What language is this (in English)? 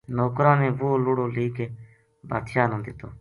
Gujari